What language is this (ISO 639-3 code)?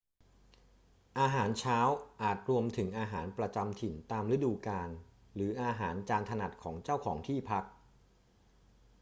tha